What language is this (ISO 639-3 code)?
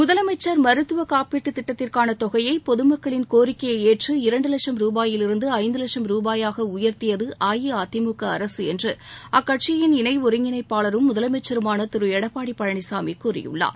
tam